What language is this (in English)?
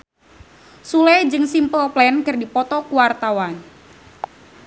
Sundanese